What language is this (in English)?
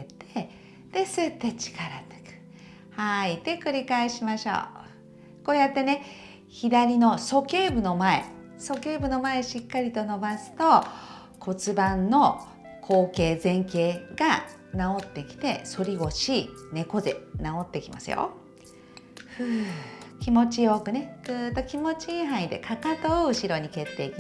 Japanese